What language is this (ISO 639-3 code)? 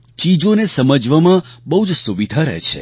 guj